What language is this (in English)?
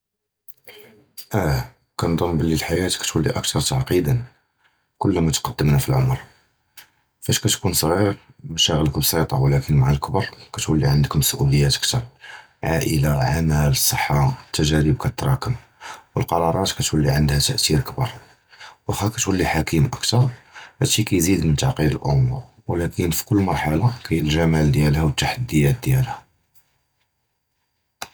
Judeo-Arabic